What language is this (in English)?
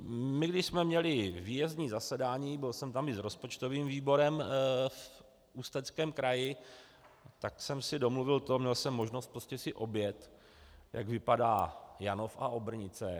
Czech